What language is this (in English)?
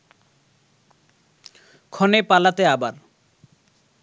Bangla